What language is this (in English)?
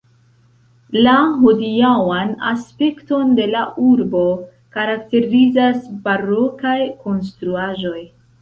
Esperanto